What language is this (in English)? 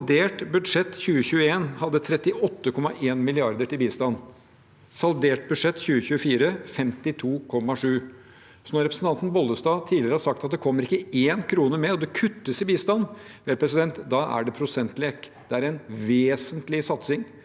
Norwegian